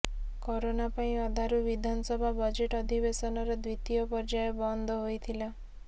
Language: Odia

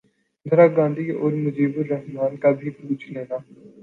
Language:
Urdu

